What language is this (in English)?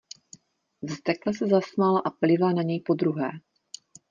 Czech